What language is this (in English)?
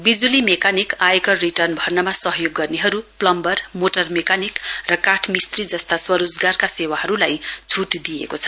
Nepali